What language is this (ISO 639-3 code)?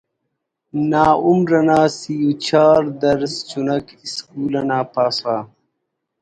brh